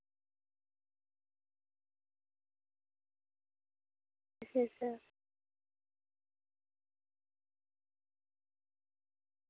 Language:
Dogri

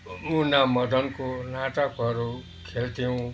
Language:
Nepali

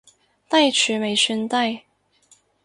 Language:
Cantonese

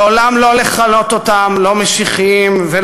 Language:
Hebrew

